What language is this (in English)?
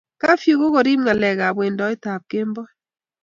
Kalenjin